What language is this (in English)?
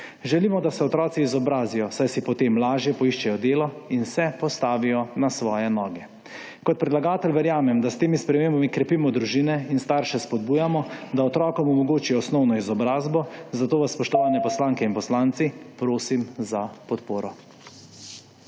Slovenian